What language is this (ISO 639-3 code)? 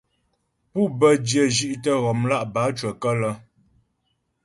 bbj